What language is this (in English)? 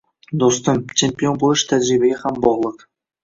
Uzbek